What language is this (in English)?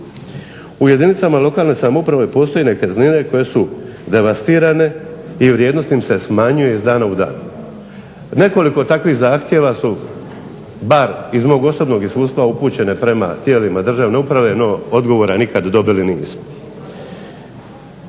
Croatian